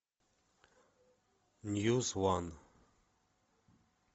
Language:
Russian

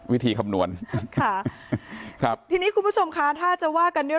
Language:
Thai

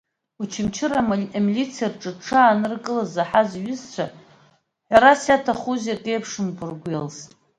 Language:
Abkhazian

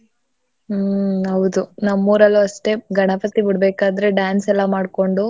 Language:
Kannada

